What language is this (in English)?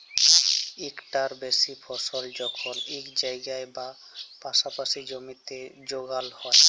Bangla